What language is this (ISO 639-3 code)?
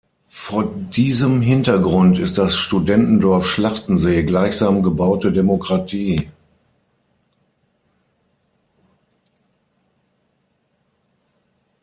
deu